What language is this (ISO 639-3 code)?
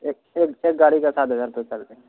urd